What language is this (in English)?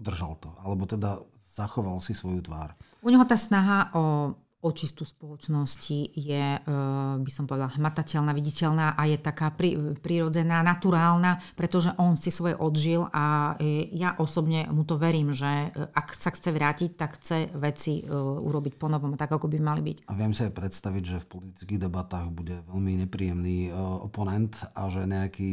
Slovak